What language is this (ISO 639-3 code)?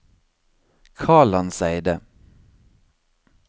nor